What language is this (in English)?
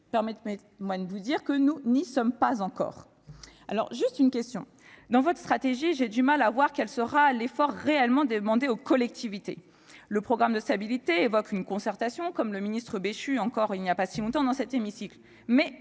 French